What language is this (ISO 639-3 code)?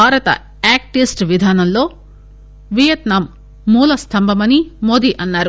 tel